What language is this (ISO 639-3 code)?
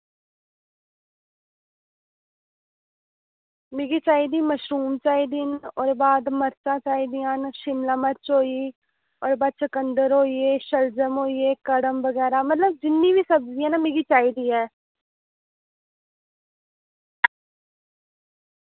doi